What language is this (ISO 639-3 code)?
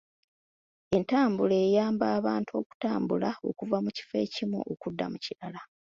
lug